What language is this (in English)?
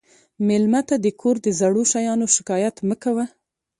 Pashto